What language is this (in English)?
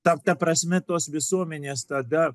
Lithuanian